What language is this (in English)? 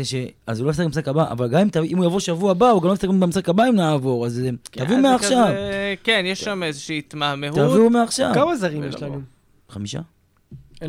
Hebrew